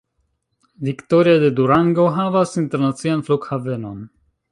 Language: Esperanto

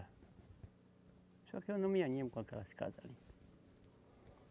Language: Portuguese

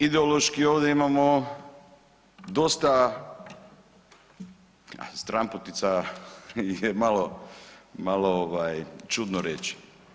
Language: Croatian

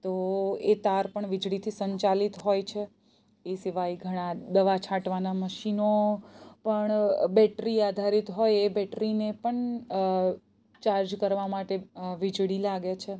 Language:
Gujarati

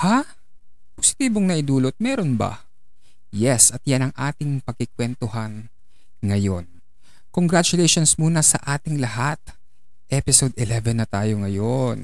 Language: Filipino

